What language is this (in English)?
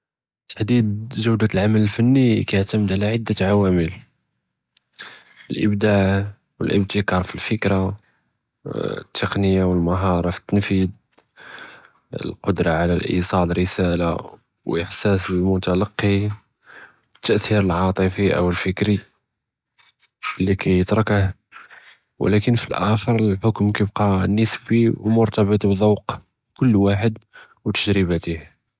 Judeo-Arabic